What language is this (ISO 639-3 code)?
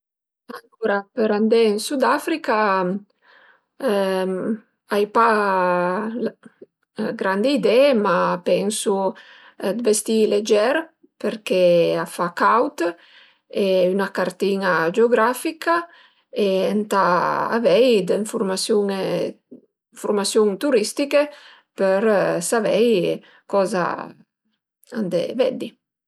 pms